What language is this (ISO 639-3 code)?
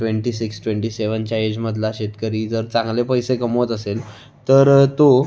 mar